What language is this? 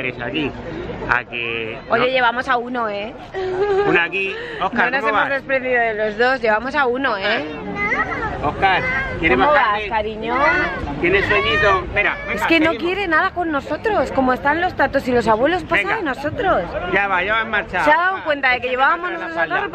Spanish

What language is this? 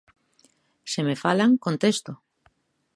Galician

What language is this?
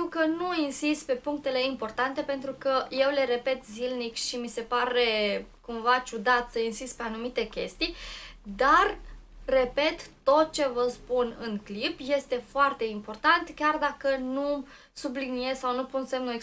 Romanian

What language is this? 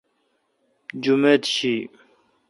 Kalkoti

